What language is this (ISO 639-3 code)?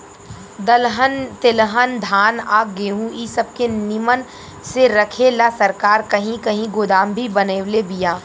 bho